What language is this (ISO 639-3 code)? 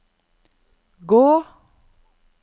nor